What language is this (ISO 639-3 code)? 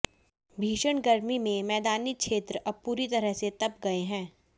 hin